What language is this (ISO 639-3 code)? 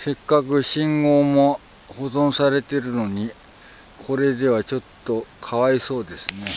jpn